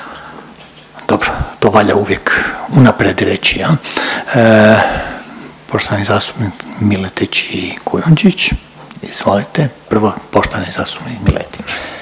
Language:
Croatian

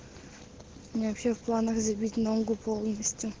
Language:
Russian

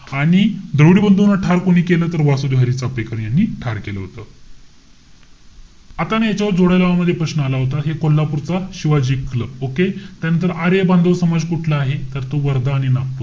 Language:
Marathi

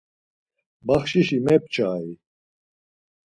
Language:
Laz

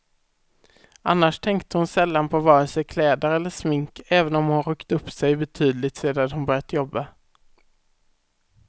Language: Swedish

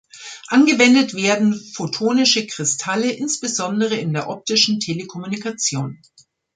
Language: German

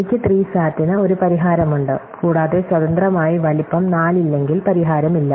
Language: Malayalam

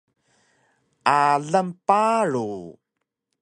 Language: Taroko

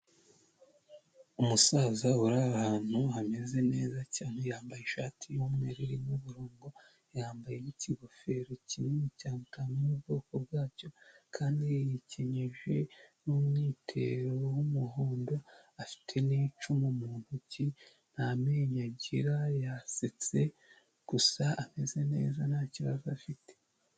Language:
Kinyarwanda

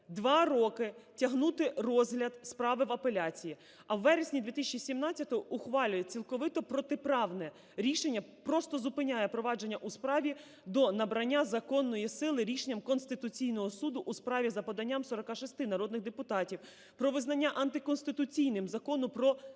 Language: Ukrainian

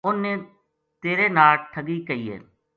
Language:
Gujari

